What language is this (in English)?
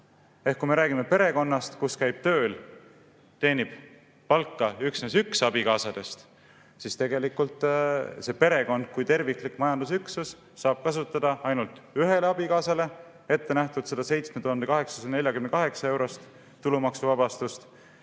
Estonian